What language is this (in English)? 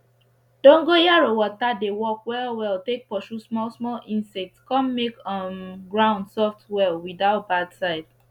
Nigerian Pidgin